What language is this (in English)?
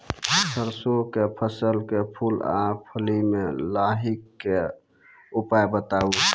Maithili